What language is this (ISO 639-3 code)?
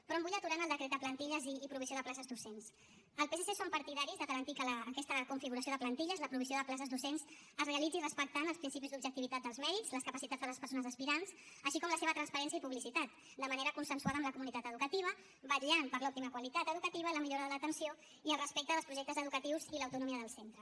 cat